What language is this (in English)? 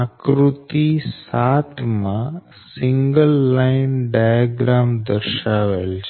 Gujarati